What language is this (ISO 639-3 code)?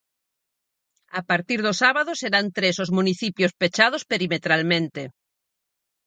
glg